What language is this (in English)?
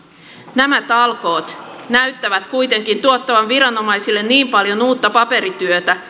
Finnish